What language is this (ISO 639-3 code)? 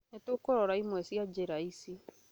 kik